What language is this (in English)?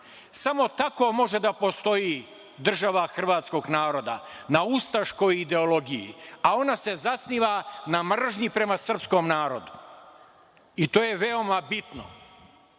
Serbian